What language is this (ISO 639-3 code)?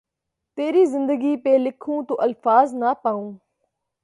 urd